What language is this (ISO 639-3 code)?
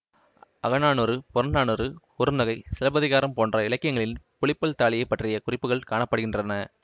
tam